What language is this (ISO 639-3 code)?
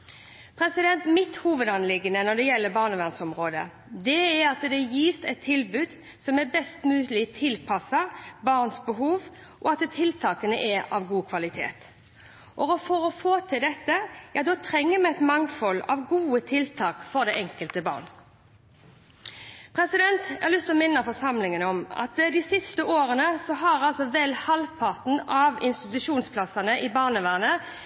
nob